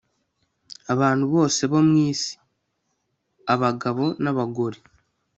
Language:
Kinyarwanda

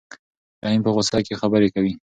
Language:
Pashto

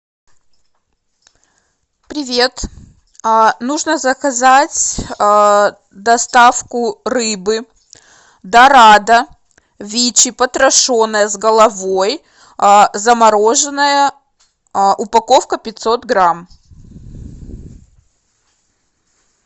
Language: Russian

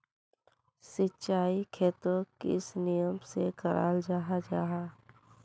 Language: Magahi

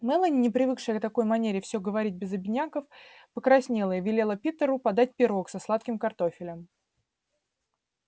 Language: Russian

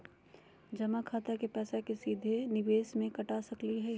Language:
Magahi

